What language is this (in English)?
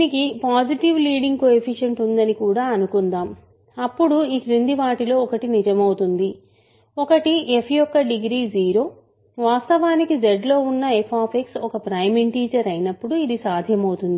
Telugu